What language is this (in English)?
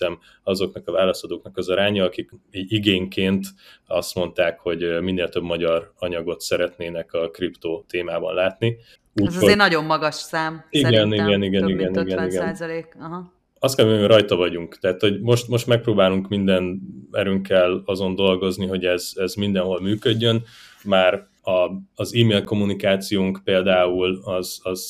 Hungarian